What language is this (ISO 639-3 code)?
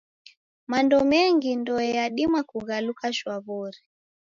dav